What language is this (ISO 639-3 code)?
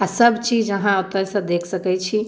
mai